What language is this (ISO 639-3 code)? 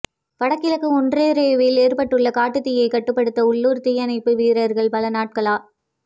tam